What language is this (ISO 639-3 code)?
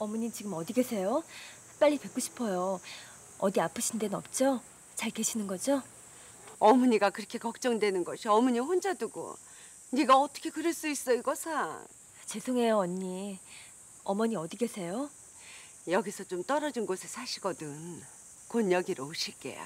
kor